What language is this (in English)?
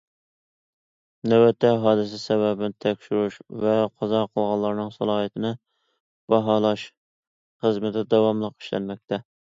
Uyghur